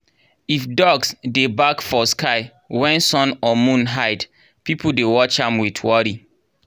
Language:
Nigerian Pidgin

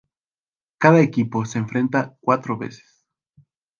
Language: Spanish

